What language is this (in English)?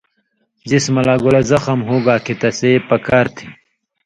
Indus Kohistani